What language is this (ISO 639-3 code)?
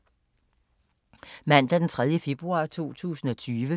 dan